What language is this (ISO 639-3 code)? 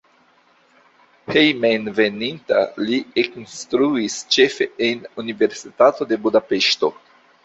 epo